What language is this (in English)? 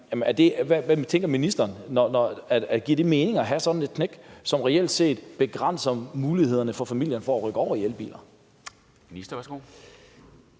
Danish